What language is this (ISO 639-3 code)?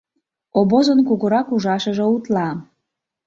chm